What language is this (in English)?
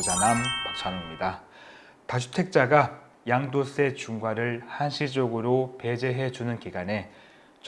Korean